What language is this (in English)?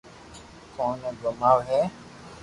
Loarki